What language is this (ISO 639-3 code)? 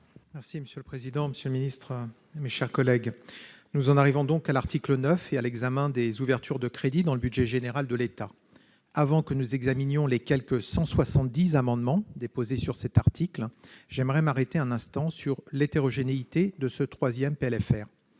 fra